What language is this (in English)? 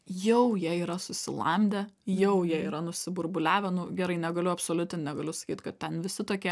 Lithuanian